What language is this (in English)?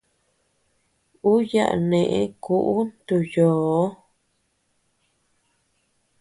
Tepeuxila Cuicatec